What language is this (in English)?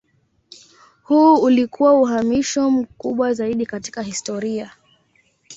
Swahili